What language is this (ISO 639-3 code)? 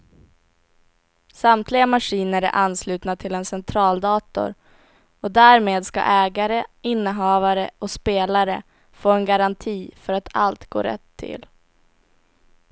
swe